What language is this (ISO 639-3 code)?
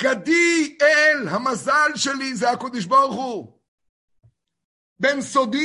heb